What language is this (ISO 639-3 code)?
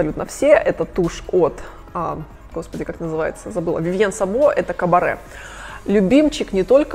rus